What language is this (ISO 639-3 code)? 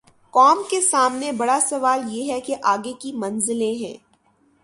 urd